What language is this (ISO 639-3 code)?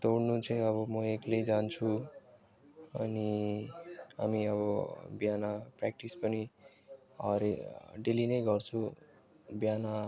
nep